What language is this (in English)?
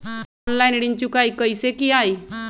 Magahi